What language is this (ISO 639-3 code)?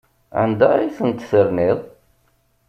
kab